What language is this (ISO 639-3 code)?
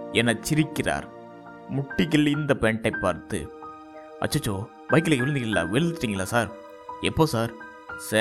tam